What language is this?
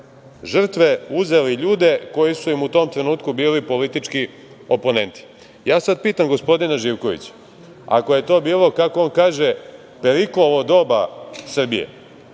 Serbian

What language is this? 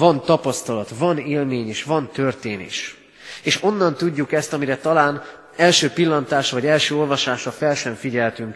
Hungarian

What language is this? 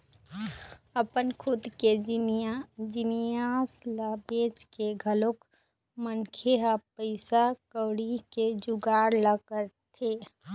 Chhattisgarhi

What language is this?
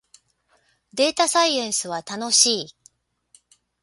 Japanese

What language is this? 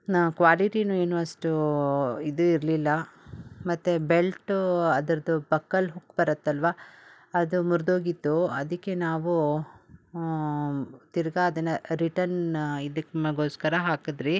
Kannada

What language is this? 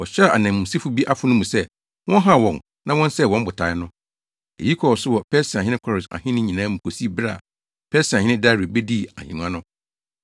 Akan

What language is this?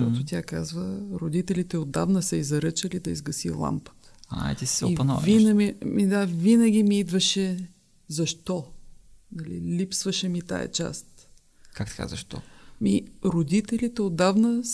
Bulgarian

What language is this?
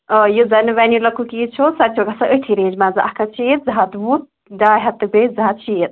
Kashmiri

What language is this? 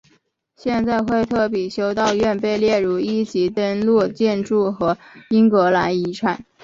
Chinese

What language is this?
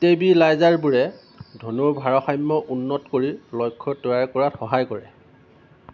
Assamese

